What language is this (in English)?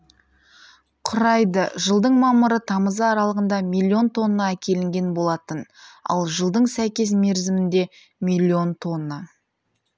Kazakh